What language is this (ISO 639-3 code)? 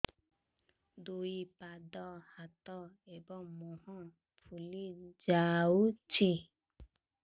ori